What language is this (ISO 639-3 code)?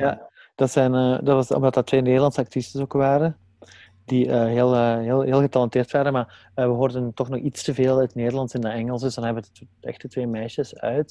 nld